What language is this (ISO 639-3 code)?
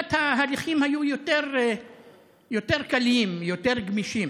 heb